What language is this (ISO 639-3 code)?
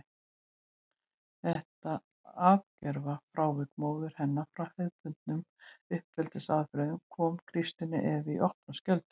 isl